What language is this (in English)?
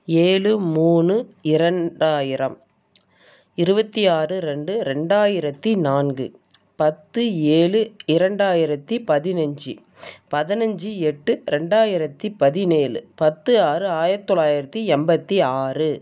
Tamil